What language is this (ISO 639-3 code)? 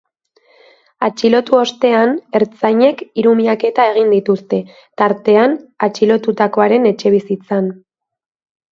eus